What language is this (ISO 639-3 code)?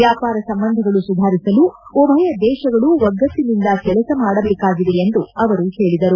kan